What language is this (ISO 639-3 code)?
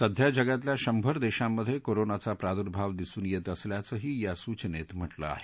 mar